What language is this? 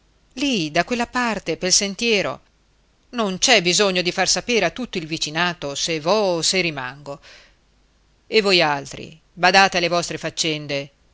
Italian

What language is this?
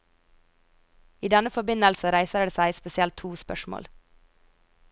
Norwegian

